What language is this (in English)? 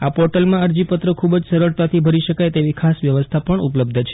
Gujarati